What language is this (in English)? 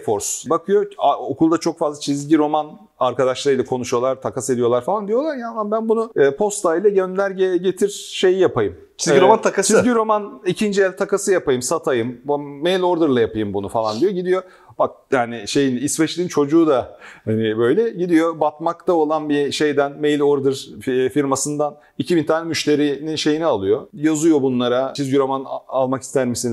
Turkish